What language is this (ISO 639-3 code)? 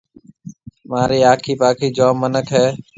mve